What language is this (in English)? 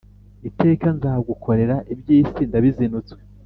Kinyarwanda